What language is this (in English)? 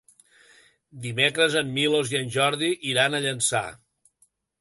Catalan